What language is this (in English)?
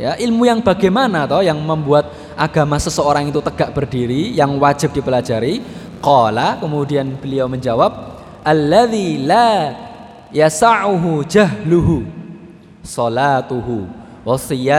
Indonesian